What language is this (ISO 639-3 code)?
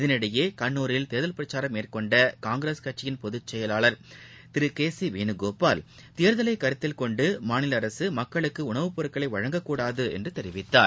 tam